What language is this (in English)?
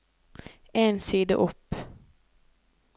Norwegian